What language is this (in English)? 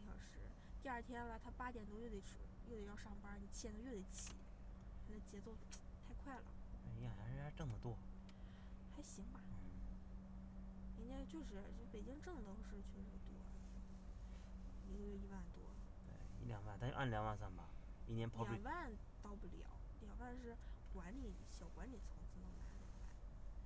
Chinese